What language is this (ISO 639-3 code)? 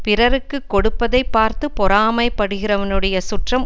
tam